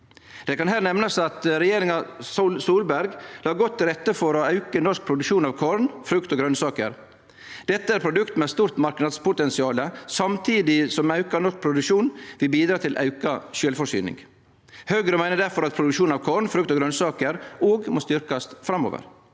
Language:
Norwegian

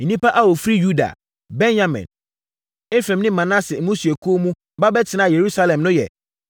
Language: Akan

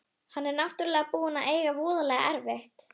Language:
Icelandic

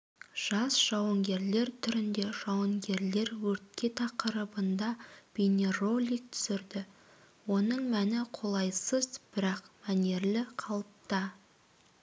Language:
Kazakh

